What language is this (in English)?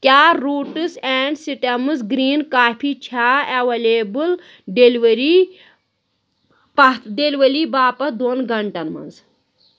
Kashmiri